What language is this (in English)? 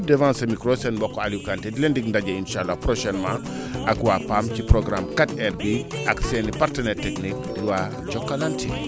Wolof